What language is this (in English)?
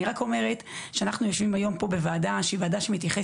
Hebrew